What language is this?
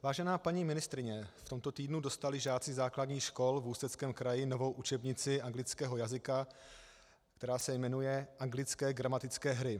Czech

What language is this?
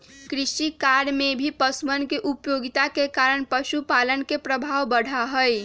Magahi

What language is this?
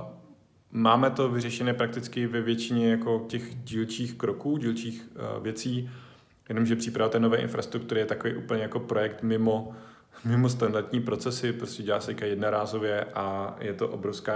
Czech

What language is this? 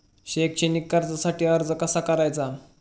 Marathi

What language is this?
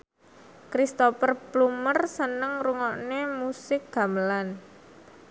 Javanese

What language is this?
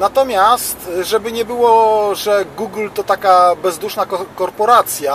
Polish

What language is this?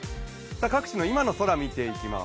Japanese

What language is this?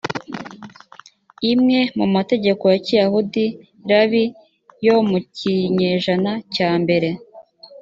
Kinyarwanda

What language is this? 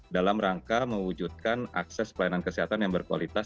Indonesian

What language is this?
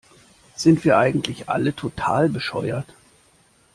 German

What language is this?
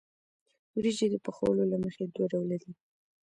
Pashto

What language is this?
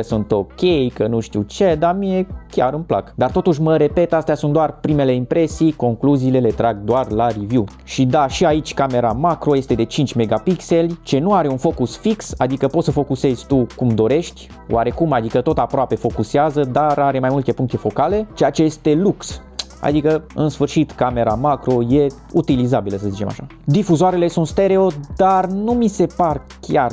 Romanian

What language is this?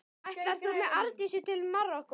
Icelandic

